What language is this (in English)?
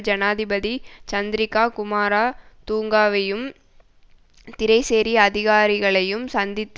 Tamil